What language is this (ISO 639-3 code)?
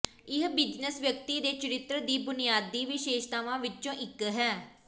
pan